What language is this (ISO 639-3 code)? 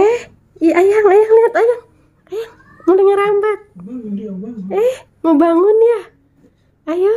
ind